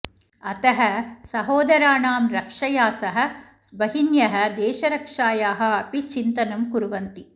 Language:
Sanskrit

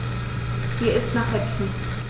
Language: German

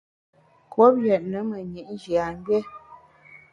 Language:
Bamun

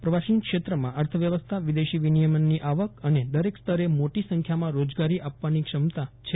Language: Gujarati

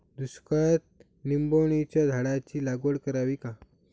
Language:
Marathi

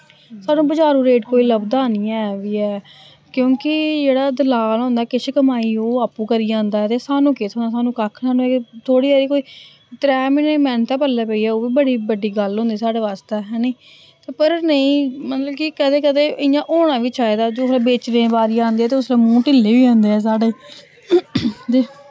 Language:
Dogri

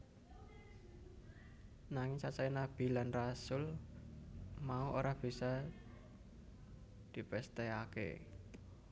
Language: Javanese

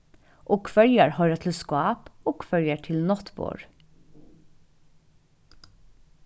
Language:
Faroese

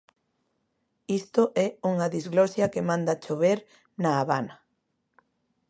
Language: Galician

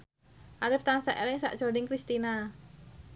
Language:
Javanese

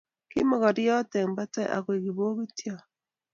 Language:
Kalenjin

